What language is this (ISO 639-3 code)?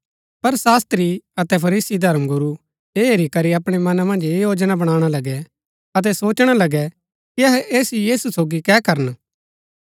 gbk